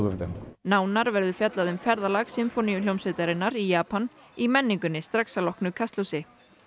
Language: Icelandic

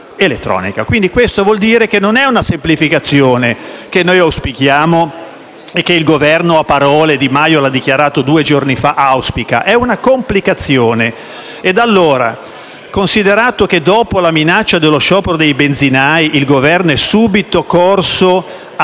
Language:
Italian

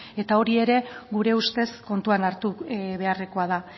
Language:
Basque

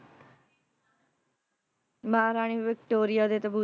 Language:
Punjabi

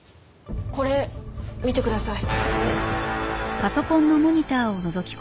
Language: Japanese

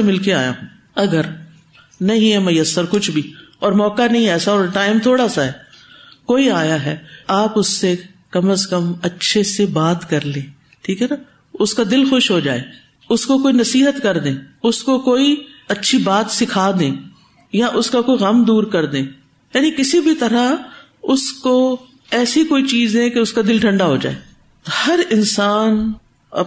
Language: Urdu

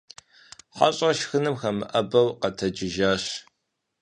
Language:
Kabardian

